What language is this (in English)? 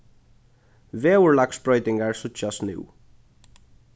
Faroese